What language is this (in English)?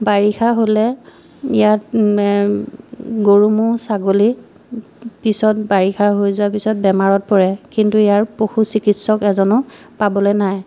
Assamese